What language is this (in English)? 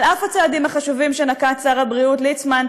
Hebrew